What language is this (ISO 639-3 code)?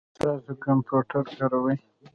pus